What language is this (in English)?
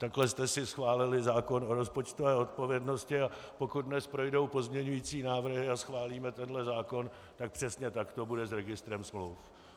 Czech